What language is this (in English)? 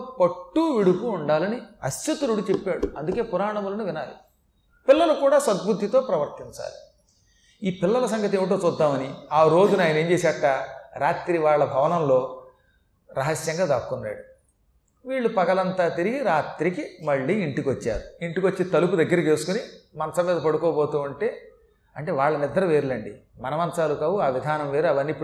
Telugu